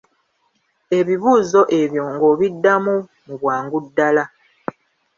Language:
Ganda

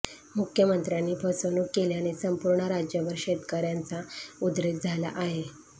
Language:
Marathi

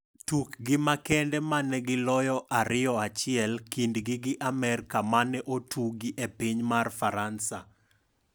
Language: Luo (Kenya and Tanzania)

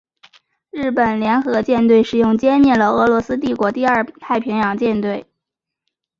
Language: Chinese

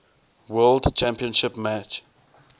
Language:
English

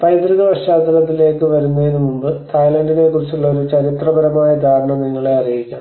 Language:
Malayalam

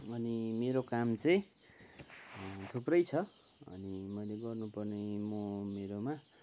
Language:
Nepali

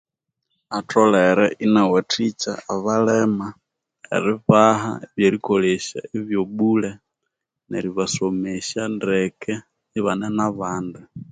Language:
Konzo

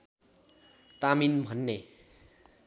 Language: Nepali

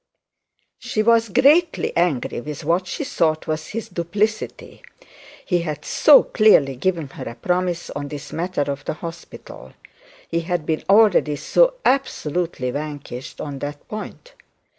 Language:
English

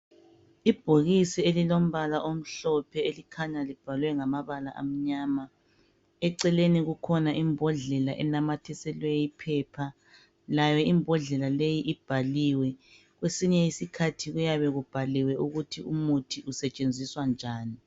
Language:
North Ndebele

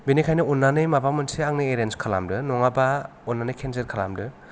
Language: Bodo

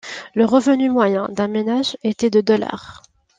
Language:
French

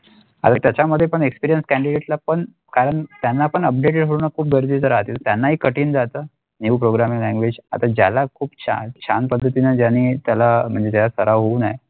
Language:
Marathi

